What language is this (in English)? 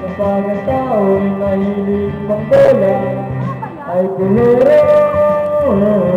Filipino